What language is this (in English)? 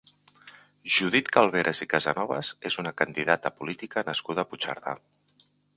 Catalan